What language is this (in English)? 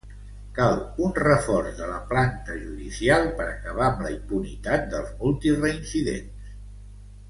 Catalan